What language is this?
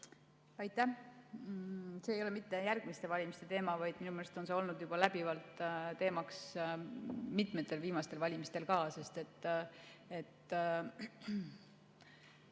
Estonian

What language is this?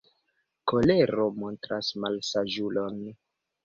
Esperanto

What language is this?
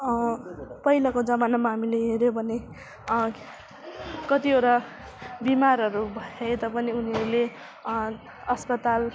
Nepali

